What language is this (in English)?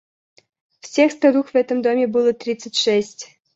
Russian